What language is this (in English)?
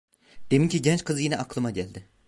Turkish